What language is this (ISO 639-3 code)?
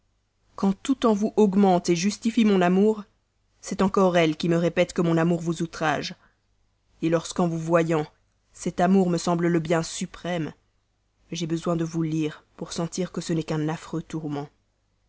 fra